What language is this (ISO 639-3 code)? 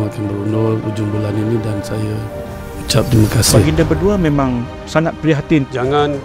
msa